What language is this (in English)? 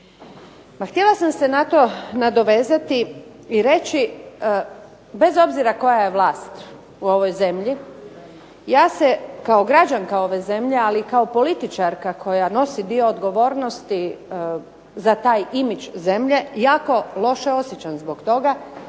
Croatian